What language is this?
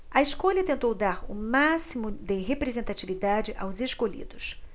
Portuguese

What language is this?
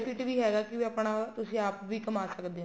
Punjabi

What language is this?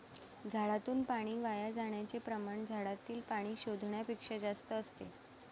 Marathi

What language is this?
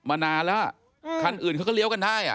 Thai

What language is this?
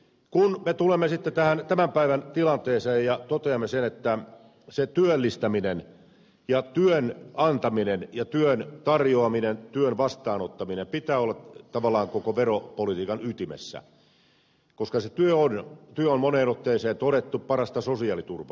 Finnish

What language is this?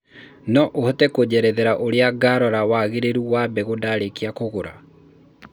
Kikuyu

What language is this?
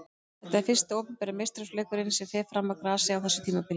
Icelandic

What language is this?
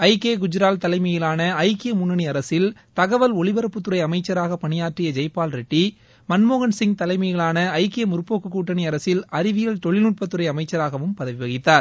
Tamil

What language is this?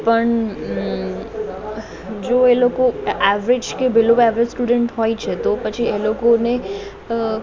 Gujarati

